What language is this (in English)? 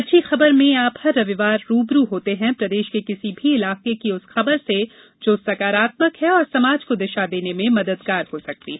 Hindi